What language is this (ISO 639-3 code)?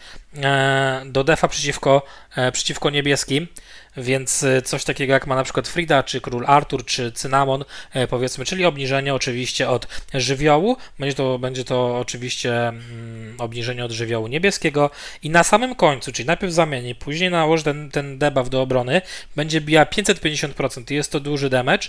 pol